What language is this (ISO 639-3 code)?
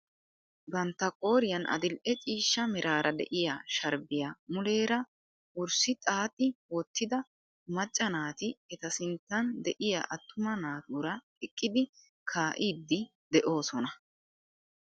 wal